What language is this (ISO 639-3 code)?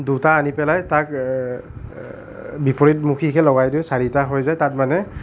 asm